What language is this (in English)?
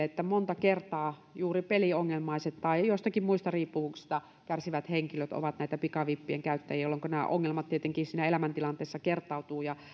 Finnish